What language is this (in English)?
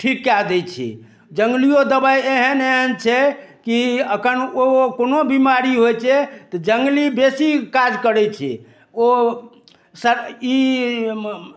Maithili